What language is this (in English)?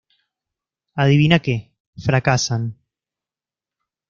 Spanish